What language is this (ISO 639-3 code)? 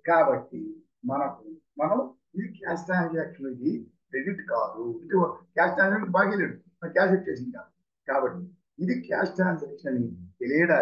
tel